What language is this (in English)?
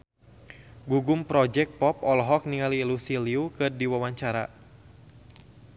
Sundanese